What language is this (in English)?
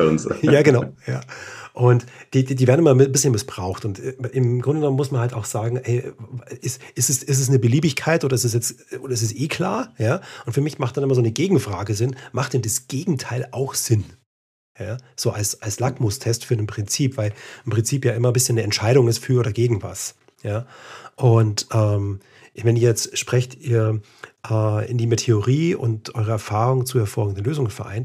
German